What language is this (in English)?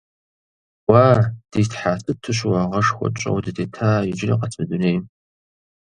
Kabardian